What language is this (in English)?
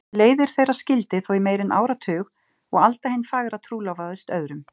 Icelandic